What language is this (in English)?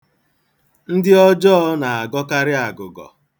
Igbo